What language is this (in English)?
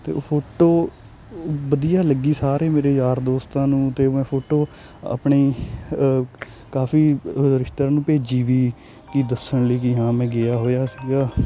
Punjabi